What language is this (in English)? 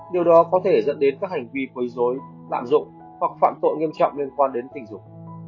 Vietnamese